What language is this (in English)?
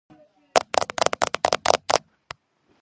Georgian